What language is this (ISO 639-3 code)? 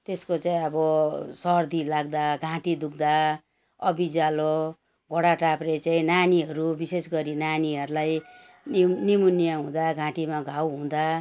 nep